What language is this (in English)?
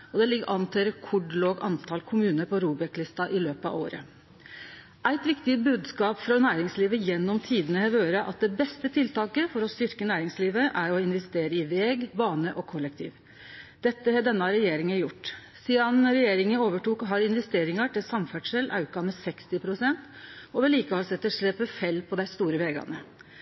Norwegian Nynorsk